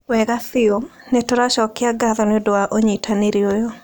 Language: Kikuyu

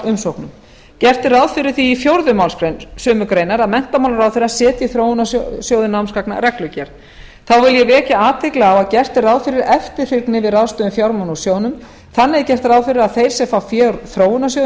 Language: Icelandic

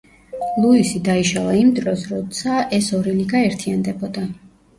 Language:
Georgian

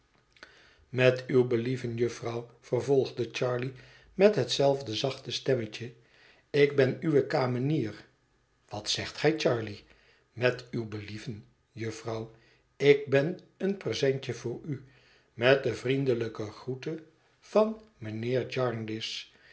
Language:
Dutch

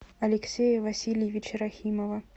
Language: Russian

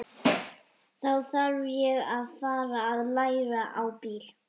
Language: Icelandic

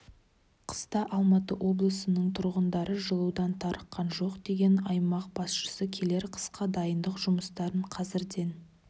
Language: Kazakh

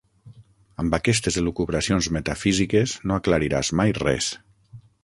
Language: Catalan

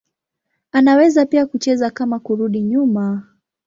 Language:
Swahili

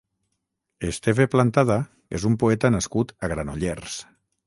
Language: Catalan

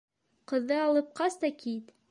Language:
Bashkir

